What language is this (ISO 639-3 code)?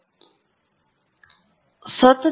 kan